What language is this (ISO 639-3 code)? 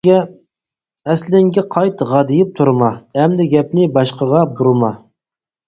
uig